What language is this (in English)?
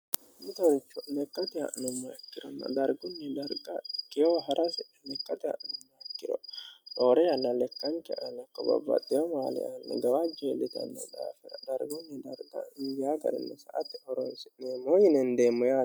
Sidamo